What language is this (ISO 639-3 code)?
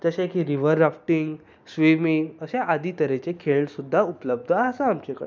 kok